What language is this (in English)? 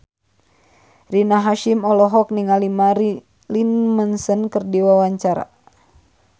Sundanese